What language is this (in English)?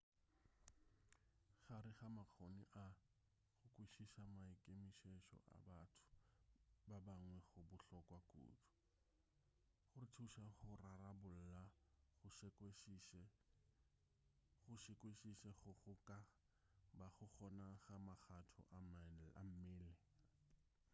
Northern Sotho